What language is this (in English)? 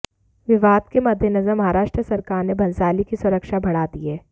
Hindi